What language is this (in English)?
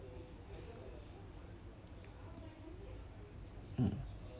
English